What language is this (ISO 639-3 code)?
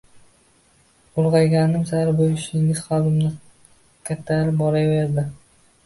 uzb